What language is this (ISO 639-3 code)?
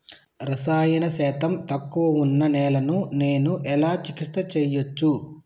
tel